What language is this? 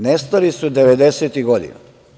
Serbian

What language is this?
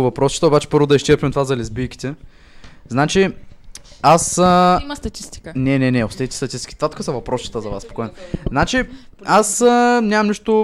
Bulgarian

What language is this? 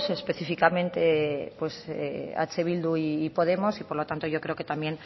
Spanish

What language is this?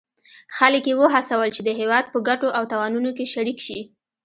Pashto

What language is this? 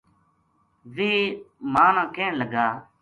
Gujari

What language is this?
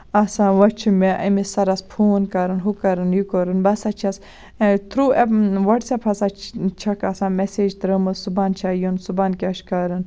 Kashmiri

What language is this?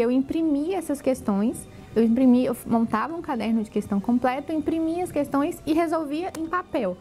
Portuguese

